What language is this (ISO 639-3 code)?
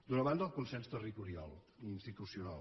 cat